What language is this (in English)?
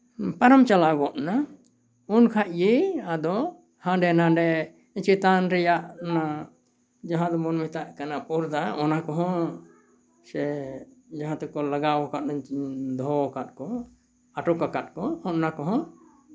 Santali